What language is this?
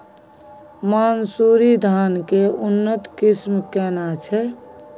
Maithili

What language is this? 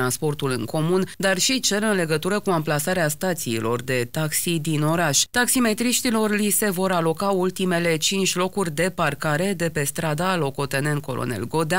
Romanian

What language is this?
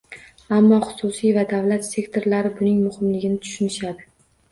Uzbek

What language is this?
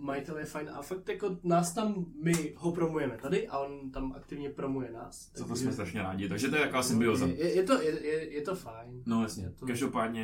Czech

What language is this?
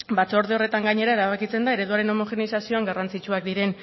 Basque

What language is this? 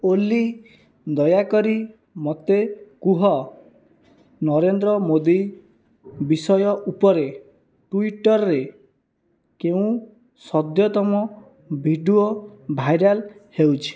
Odia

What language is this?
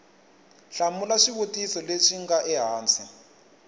Tsonga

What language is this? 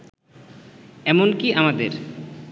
Bangla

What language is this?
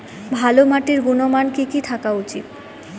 Bangla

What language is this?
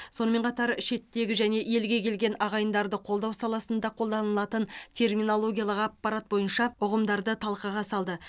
Kazakh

